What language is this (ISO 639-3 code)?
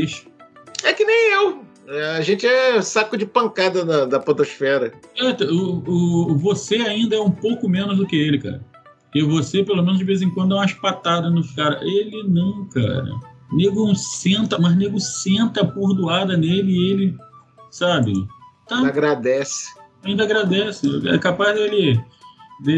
por